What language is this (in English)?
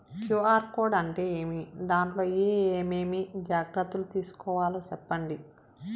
Telugu